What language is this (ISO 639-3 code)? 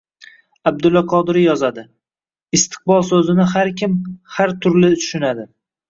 uzb